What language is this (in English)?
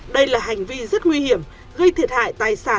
Vietnamese